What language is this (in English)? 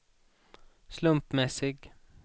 Swedish